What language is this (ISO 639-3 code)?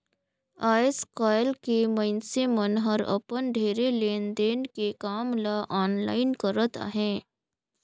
hne